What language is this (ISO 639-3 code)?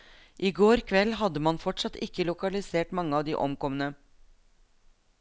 nor